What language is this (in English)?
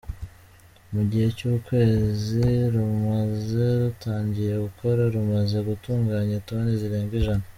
Kinyarwanda